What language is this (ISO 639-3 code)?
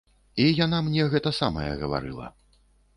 bel